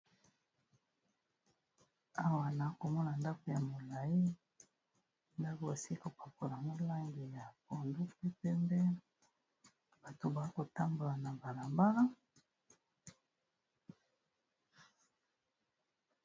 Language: Lingala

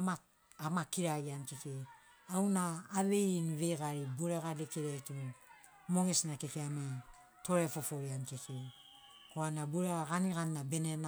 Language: Sinaugoro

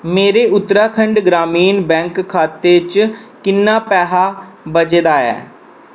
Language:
Dogri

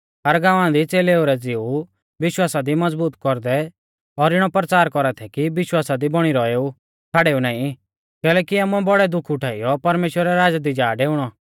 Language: Mahasu Pahari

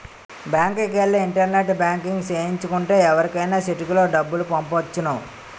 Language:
Telugu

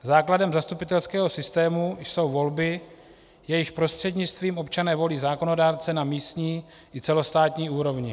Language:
Czech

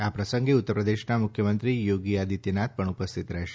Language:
Gujarati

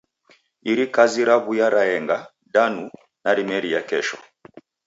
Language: Taita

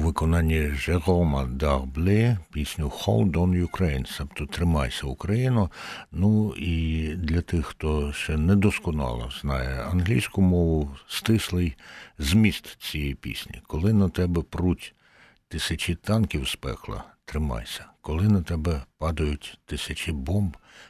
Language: Ukrainian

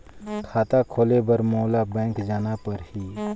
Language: Chhattisgarhi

